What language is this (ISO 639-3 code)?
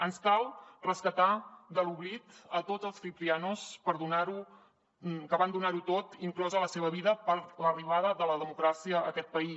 cat